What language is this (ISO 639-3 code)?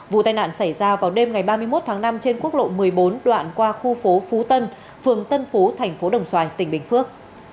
vie